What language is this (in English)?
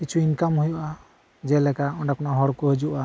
Santali